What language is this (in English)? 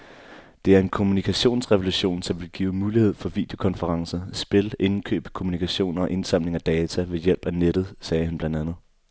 Danish